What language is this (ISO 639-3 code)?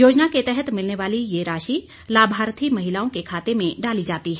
hin